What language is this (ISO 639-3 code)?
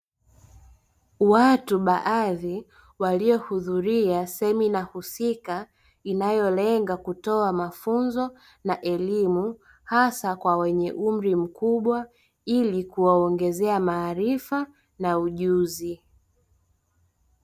swa